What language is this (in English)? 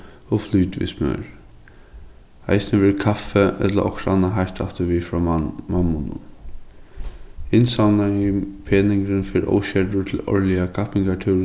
Faroese